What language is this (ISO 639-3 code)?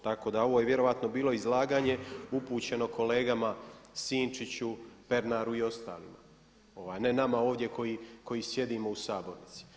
hrv